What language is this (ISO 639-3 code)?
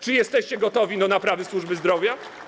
pol